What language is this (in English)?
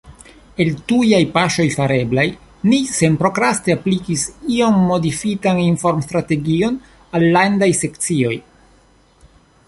Esperanto